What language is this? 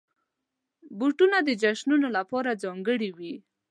Pashto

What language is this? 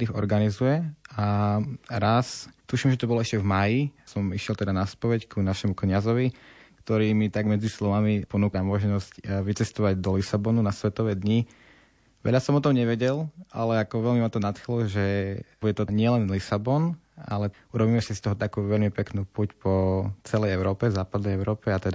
Slovak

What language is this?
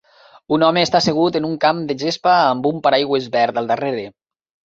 Catalan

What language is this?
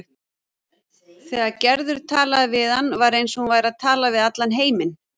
Icelandic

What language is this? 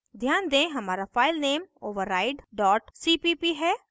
Hindi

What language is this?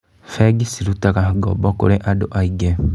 Kikuyu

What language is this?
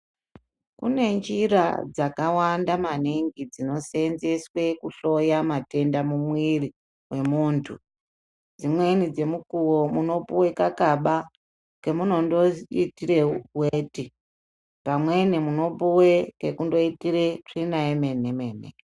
Ndau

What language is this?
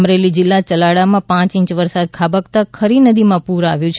Gujarati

